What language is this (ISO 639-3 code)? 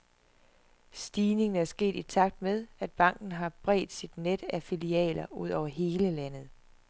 dan